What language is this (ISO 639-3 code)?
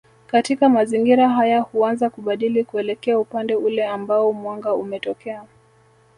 swa